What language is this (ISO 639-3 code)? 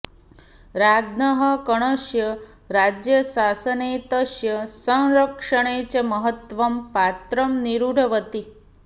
san